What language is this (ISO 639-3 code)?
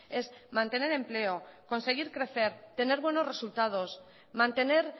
spa